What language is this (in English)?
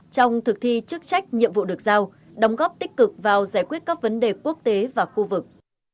Vietnamese